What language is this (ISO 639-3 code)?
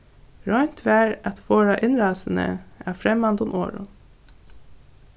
fao